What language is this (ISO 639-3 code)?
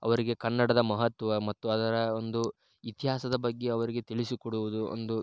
kan